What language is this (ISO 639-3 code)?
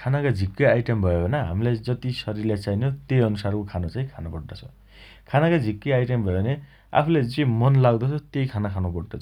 dty